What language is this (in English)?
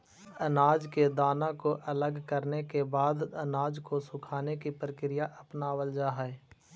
Magahi